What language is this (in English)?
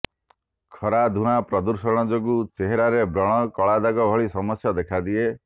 Odia